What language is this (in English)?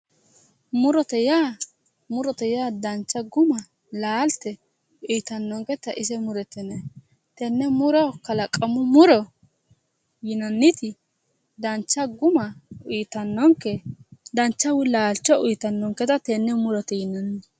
Sidamo